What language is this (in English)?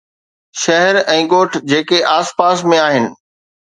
Sindhi